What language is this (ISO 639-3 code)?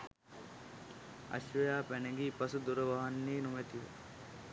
sin